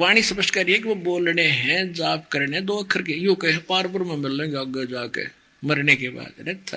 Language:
Hindi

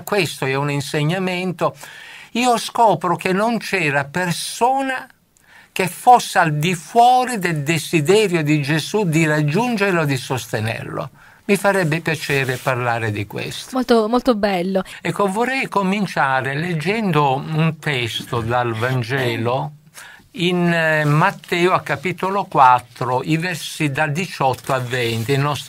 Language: Italian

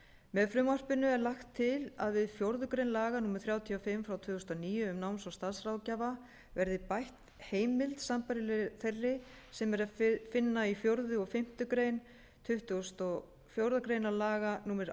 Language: Icelandic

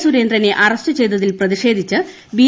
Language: Malayalam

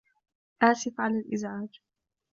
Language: Arabic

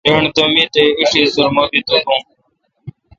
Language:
Kalkoti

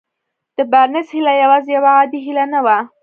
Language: Pashto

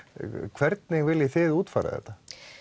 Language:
Icelandic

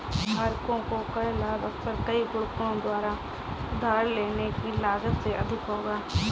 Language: Hindi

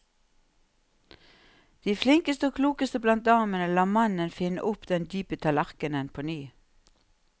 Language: Norwegian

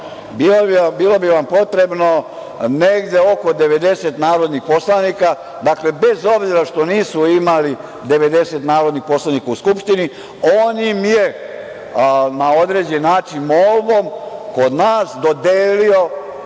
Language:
Serbian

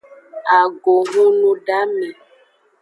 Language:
Aja (Benin)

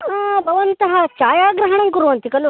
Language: Sanskrit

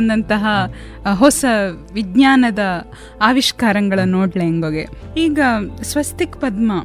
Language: Kannada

